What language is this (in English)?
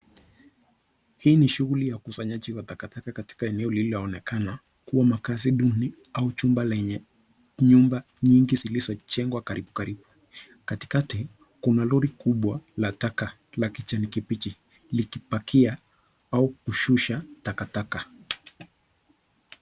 Swahili